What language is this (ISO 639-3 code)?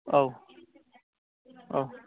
brx